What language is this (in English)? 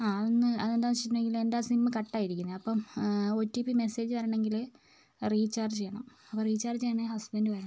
Malayalam